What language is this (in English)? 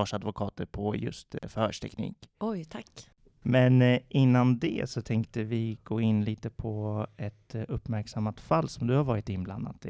Swedish